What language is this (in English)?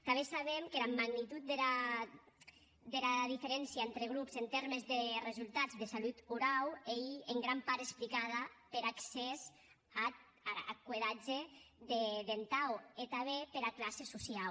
Catalan